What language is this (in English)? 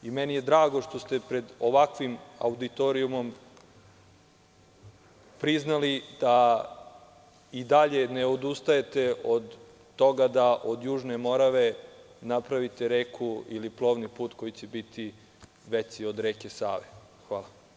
Serbian